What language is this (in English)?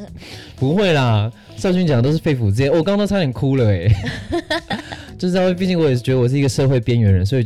Chinese